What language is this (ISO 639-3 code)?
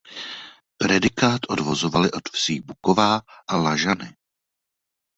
ces